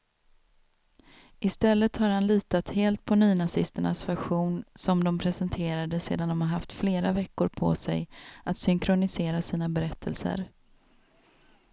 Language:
Swedish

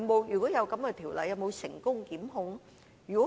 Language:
Cantonese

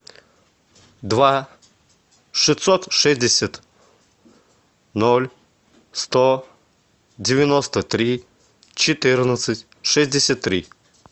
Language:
Russian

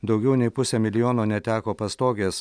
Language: Lithuanian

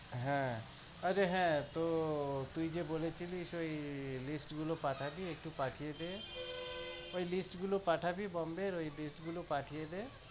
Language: Bangla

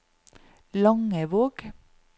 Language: Norwegian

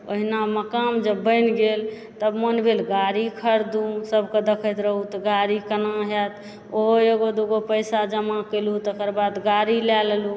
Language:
Maithili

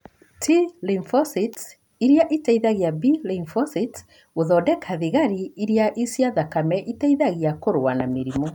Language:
Kikuyu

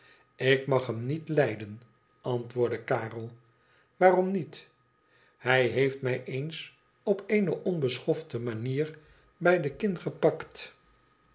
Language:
Dutch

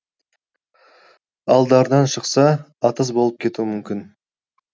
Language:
Kazakh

